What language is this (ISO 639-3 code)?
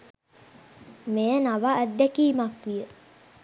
sin